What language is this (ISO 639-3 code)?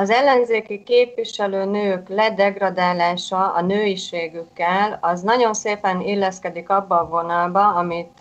hun